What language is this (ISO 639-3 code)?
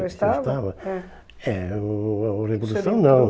por